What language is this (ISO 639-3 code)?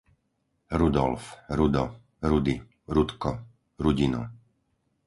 slk